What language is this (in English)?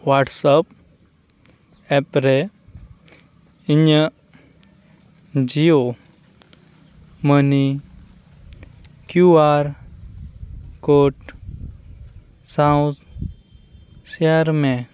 Santali